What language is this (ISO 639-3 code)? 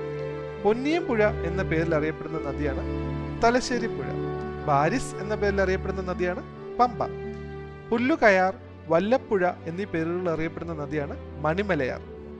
mal